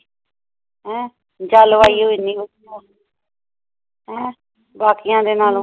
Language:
Punjabi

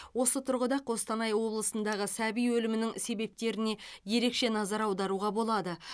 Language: Kazakh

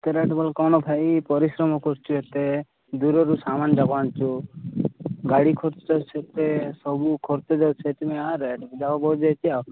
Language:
Odia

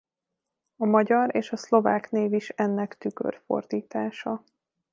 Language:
Hungarian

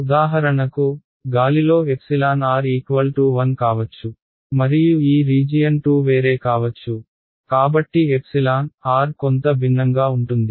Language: Telugu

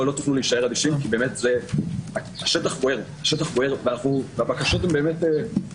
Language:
Hebrew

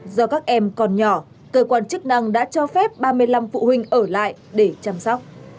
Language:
Vietnamese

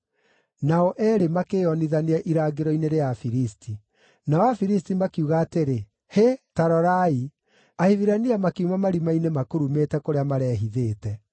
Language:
Kikuyu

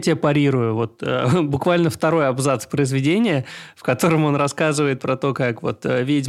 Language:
Russian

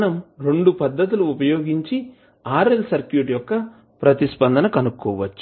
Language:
Telugu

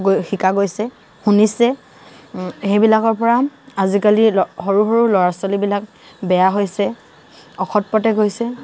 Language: Assamese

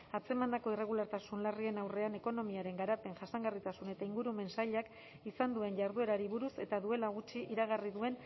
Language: Basque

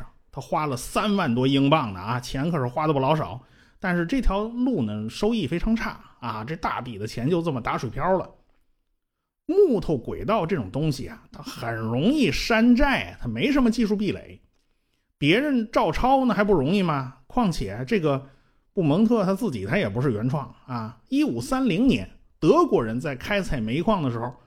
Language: Chinese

